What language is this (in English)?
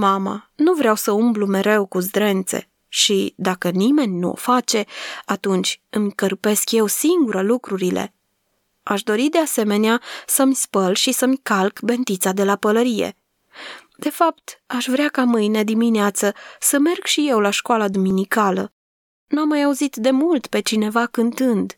Romanian